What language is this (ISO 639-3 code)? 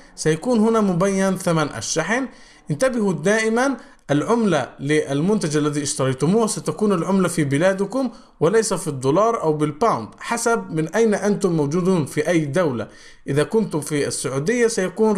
ara